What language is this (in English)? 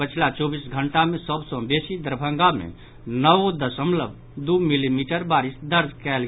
Maithili